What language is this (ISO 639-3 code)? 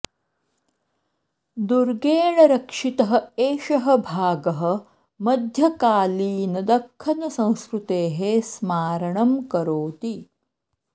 san